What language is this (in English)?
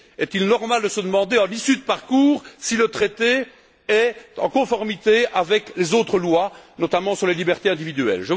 French